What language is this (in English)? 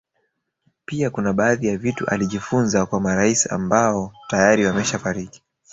Swahili